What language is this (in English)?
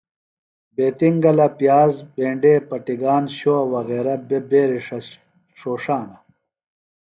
Phalura